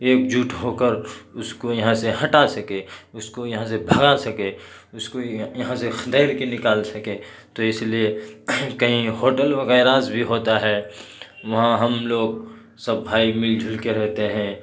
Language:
Urdu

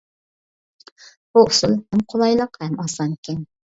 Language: Uyghur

